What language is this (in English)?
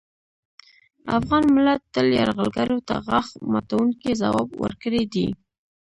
Pashto